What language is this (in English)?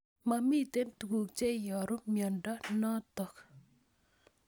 Kalenjin